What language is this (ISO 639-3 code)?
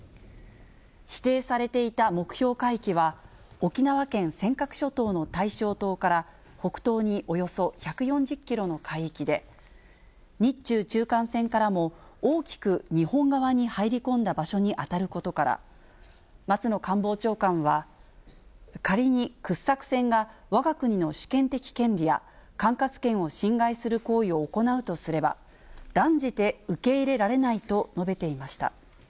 jpn